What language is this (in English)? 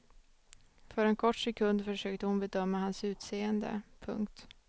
Swedish